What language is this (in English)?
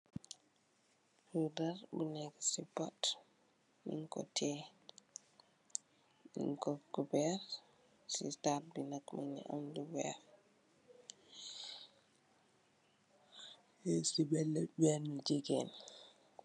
Wolof